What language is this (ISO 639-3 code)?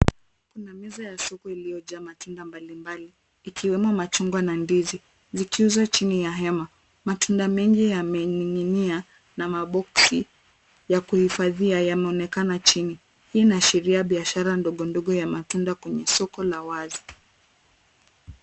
swa